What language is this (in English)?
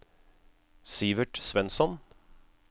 Norwegian